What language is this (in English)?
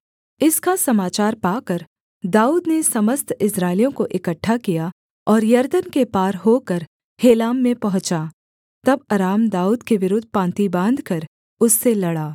Hindi